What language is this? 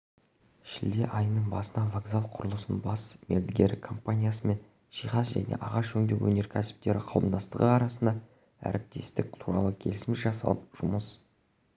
Kazakh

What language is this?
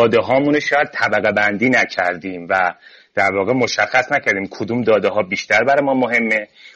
Persian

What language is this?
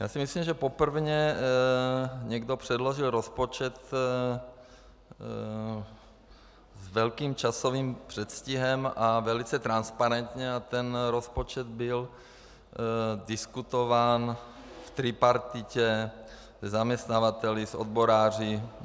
Czech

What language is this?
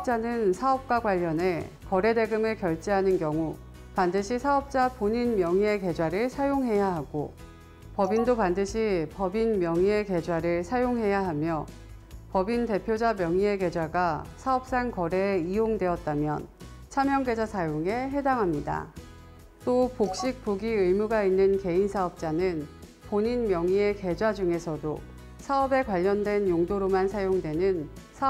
Korean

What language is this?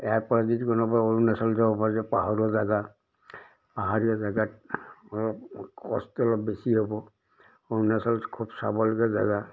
Assamese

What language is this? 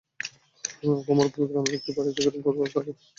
Bangla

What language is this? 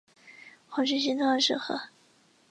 Chinese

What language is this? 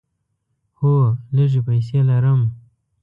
Pashto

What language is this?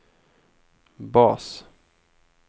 Swedish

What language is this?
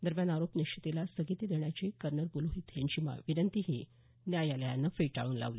Marathi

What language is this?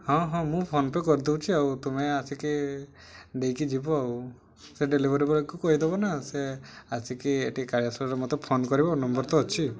Odia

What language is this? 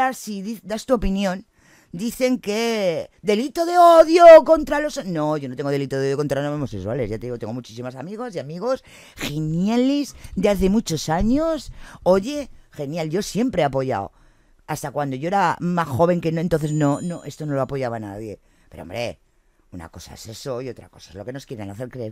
Spanish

